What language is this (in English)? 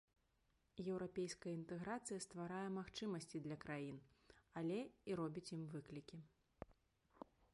Belarusian